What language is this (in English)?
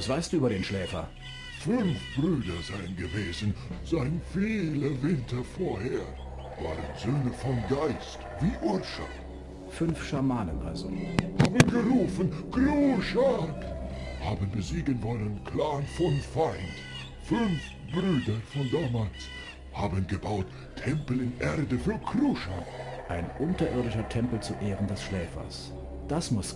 German